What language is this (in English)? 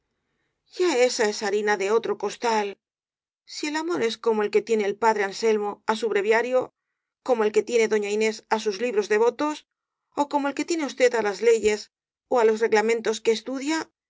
Spanish